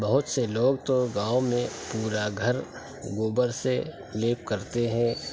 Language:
Urdu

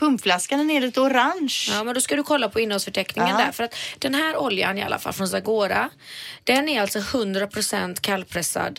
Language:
Swedish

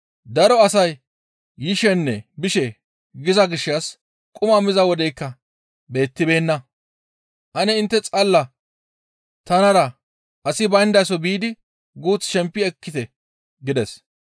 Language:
Gamo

